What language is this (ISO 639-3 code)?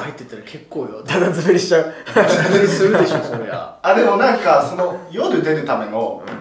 jpn